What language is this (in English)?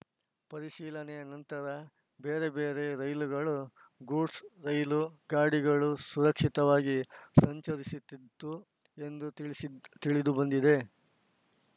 Kannada